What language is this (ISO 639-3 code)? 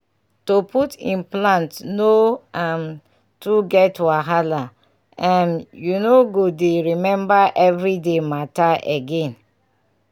pcm